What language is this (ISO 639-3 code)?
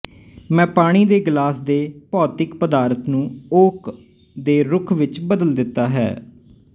pan